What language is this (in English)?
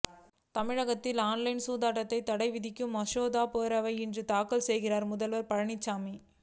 Tamil